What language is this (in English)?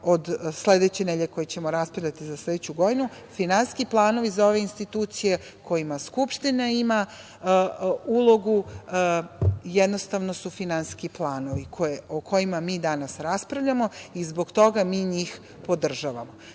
Serbian